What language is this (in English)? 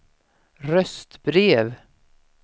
Swedish